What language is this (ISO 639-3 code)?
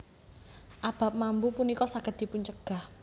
jav